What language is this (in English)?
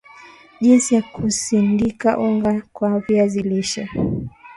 Swahili